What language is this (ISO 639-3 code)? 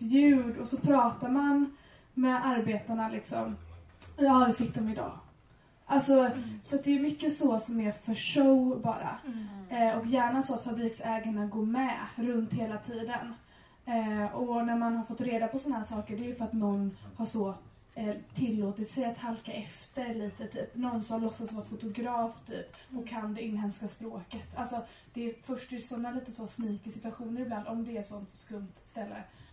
swe